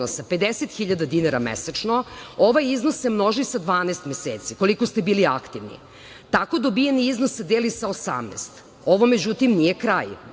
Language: Serbian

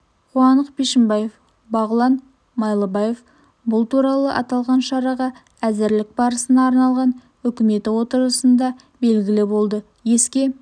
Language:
Kazakh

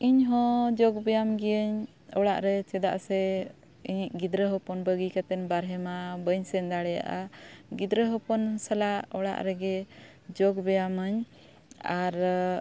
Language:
Santali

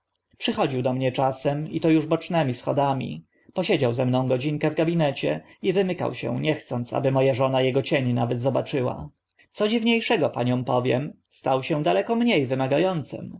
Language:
Polish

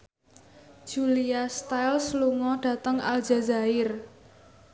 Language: Javanese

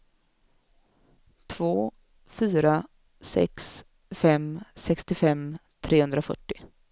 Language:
Swedish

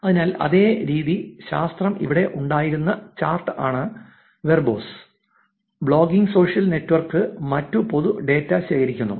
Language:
Malayalam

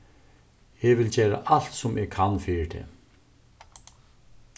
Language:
Faroese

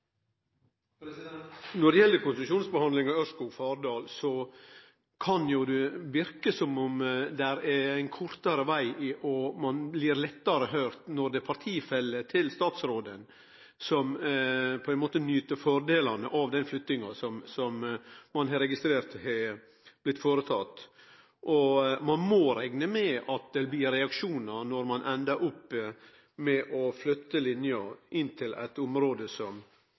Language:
Norwegian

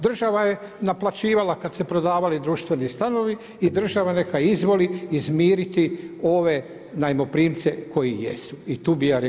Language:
Croatian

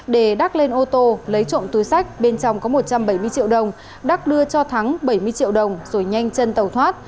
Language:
Vietnamese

